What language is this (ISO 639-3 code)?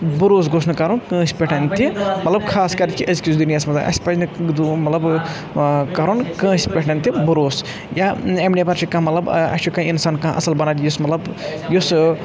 kas